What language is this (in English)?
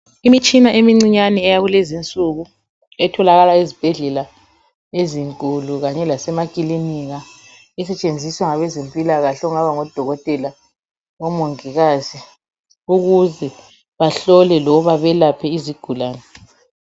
North Ndebele